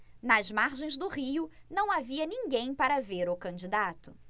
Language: Portuguese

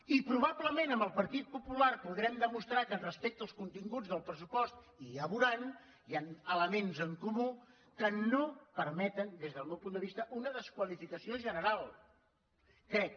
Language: Catalan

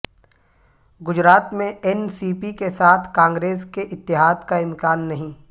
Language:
Urdu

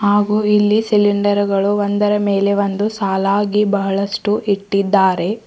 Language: Kannada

